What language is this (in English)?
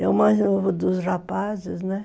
Portuguese